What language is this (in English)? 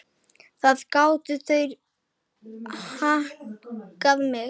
Icelandic